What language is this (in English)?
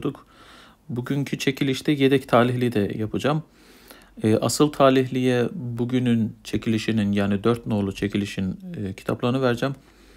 Turkish